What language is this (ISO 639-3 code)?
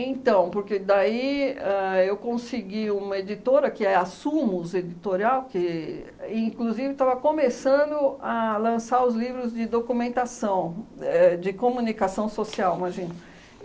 por